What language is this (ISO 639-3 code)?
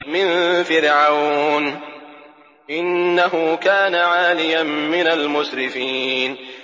ara